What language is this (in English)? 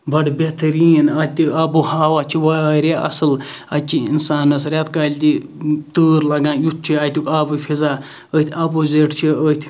Kashmiri